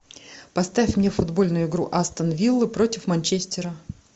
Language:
Russian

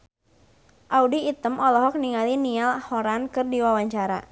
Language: Sundanese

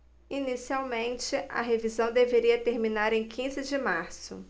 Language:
Portuguese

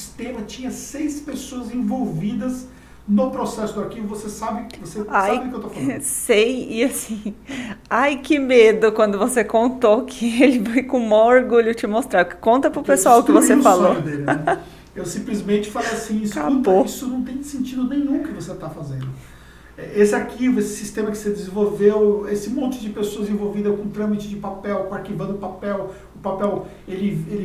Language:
Portuguese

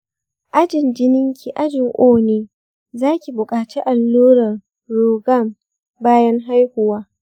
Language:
Hausa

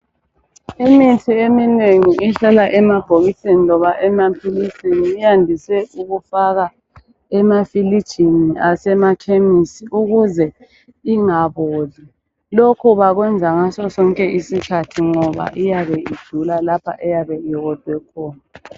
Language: North Ndebele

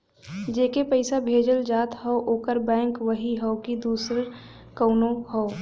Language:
Bhojpuri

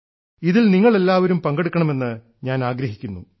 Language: Malayalam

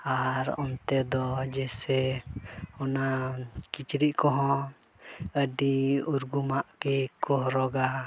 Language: Santali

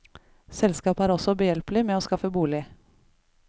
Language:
Norwegian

